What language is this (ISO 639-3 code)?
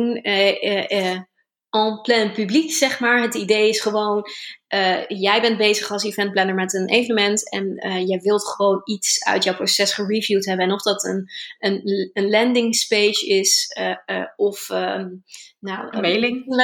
nld